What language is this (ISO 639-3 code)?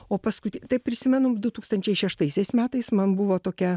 lit